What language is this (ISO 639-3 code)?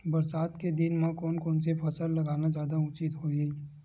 hne